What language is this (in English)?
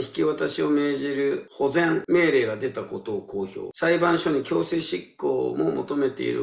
Japanese